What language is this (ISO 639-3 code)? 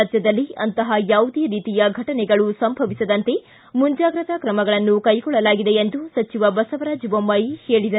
kan